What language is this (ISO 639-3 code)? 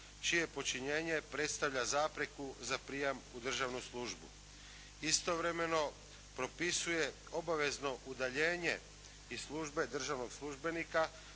hrv